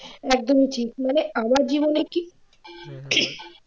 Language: Bangla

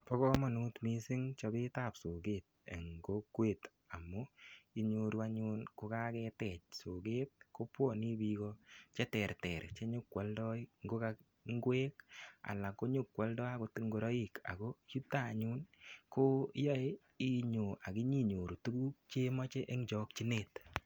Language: Kalenjin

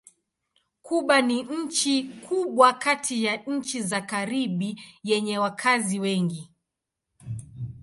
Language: Swahili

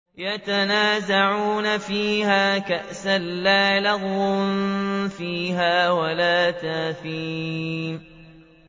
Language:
Arabic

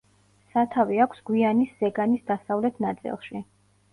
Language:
Georgian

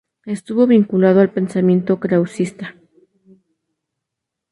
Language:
Spanish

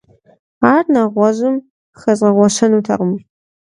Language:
Kabardian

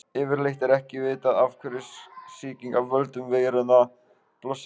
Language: Icelandic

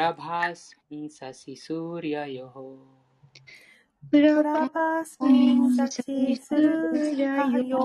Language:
Japanese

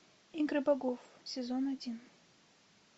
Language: Russian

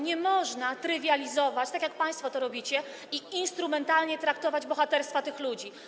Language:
Polish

